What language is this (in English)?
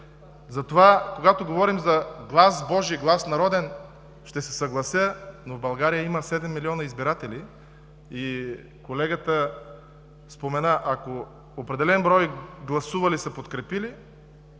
Bulgarian